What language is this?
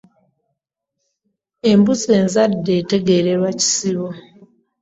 Ganda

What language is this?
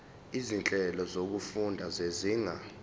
Zulu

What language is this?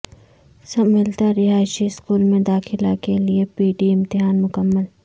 Urdu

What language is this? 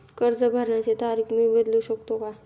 Marathi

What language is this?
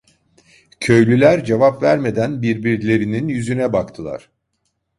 Turkish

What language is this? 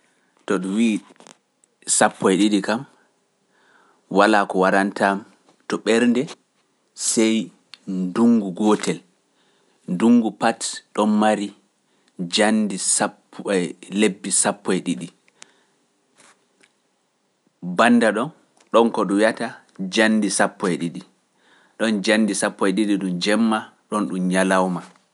Pular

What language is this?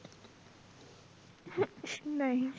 Punjabi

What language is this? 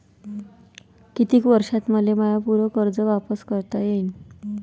Marathi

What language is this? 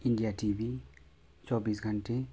Nepali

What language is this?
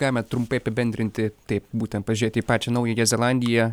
Lithuanian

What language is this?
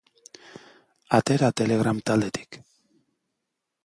Basque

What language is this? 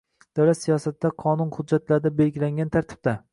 Uzbek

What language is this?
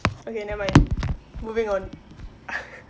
English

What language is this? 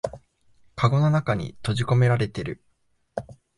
Japanese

